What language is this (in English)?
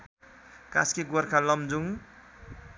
Nepali